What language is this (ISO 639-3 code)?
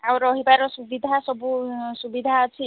ori